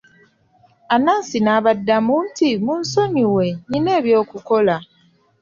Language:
Ganda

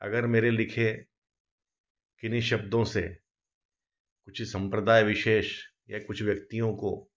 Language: Hindi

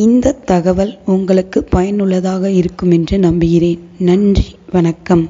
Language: English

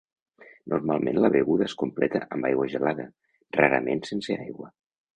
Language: Catalan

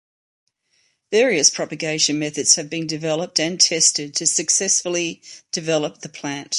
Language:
English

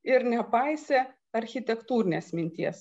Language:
Lithuanian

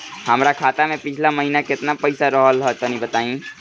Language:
Bhojpuri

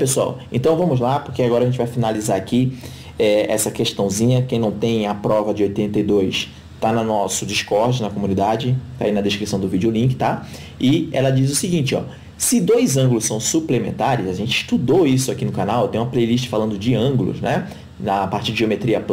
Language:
Portuguese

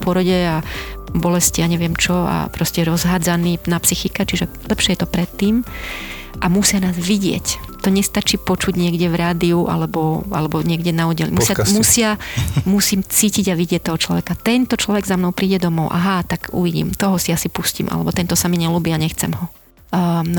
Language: Slovak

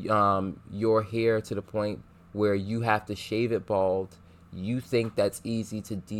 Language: English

